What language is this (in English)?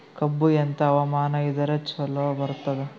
Kannada